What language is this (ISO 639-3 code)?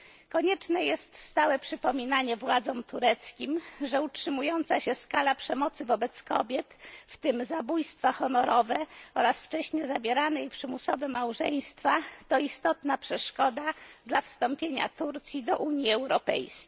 pol